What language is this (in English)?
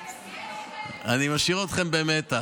Hebrew